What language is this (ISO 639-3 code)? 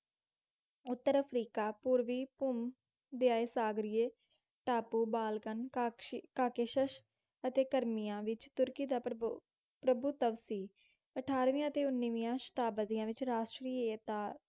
pan